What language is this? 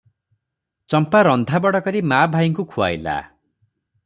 Odia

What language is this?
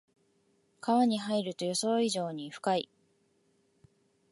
Japanese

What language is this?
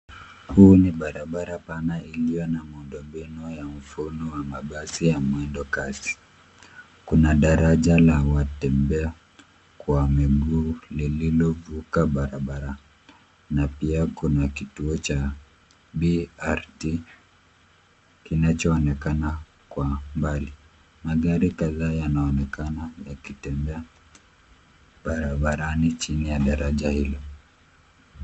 Swahili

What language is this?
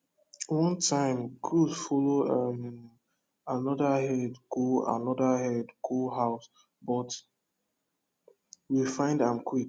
Nigerian Pidgin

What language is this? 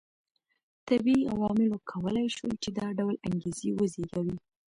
Pashto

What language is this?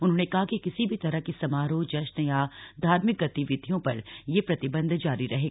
Hindi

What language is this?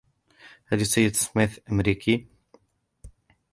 Arabic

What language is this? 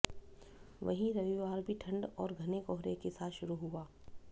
Hindi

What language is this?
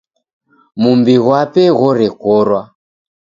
Taita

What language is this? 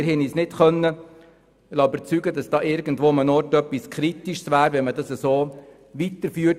Swiss German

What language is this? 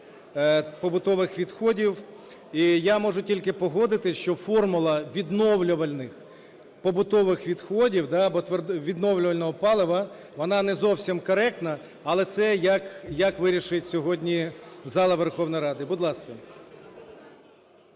Ukrainian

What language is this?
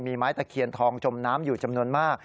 Thai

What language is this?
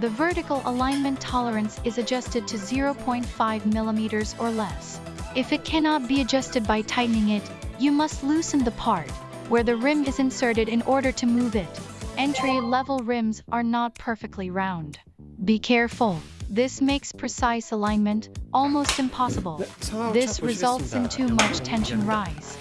Korean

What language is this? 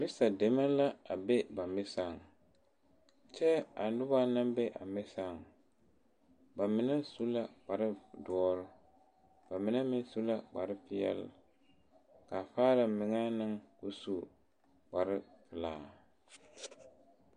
Southern Dagaare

